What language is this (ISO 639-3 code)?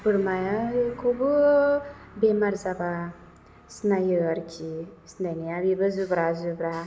brx